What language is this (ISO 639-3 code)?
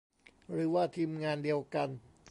tha